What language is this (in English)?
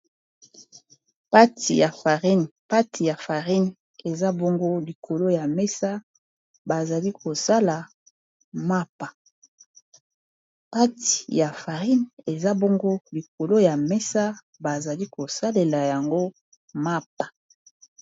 Lingala